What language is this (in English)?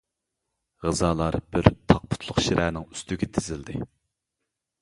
Uyghur